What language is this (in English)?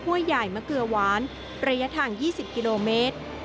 Thai